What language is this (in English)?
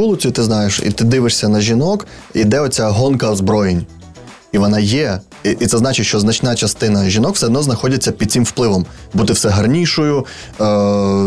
Ukrainian